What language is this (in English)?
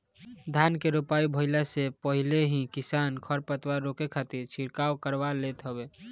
Bhojpuri